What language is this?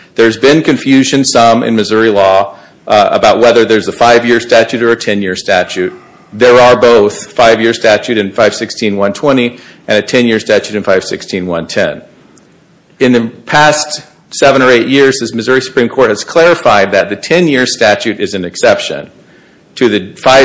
English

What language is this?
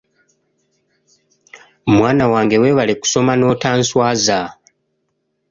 Ganda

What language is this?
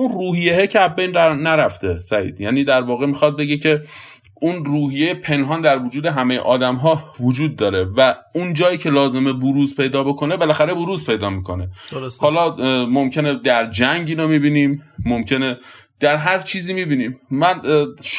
Persian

